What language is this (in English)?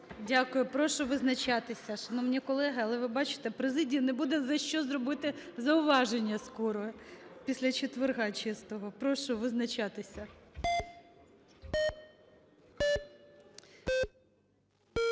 Ukrainian